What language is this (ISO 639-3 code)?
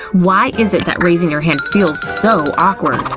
eng